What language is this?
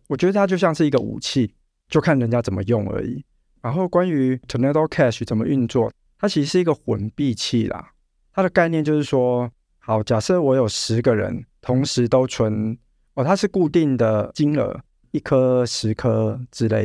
Chinese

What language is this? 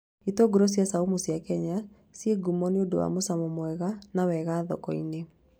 Kikuyu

